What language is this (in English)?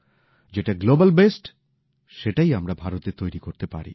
Bangla